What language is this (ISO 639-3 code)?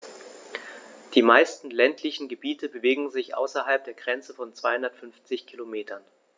deu